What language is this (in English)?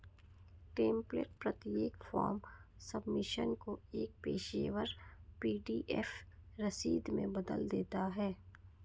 Hindi